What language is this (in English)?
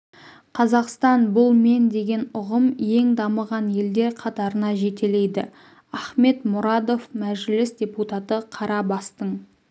Kazakh